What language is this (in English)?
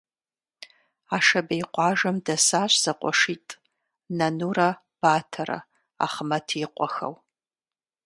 Kabardian